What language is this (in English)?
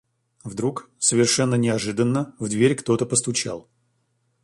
Russian